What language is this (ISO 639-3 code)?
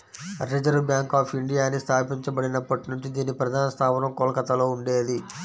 tel